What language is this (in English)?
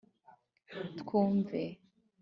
Kinyarwanda